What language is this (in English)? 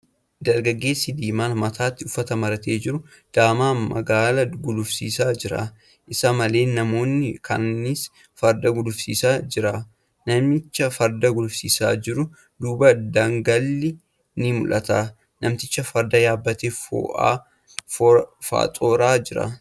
Oromo